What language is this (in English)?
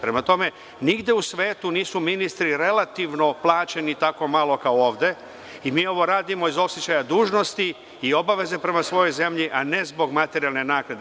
Serbian